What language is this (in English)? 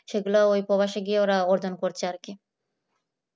Bangla